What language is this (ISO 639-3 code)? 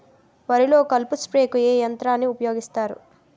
tel